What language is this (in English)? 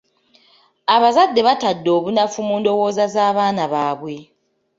Ganda